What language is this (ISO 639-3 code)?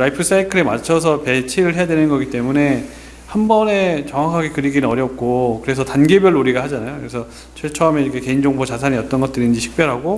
kor